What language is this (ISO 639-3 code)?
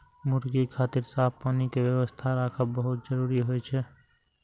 mai